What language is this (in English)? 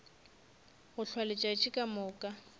Northern Sotho